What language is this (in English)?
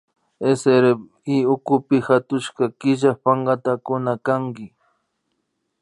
Imbabura Highland Quichua